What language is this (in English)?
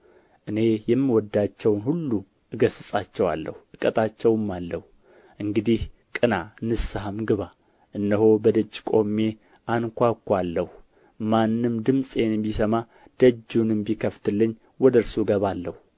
Amharic